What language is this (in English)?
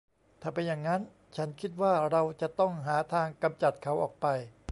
Thai